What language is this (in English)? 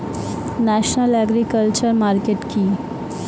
Bangla